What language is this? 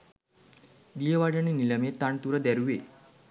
Sinhala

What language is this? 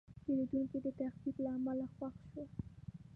Pashto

